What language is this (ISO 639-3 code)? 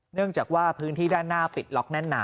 tha